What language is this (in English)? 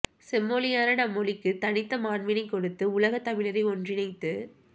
Tamil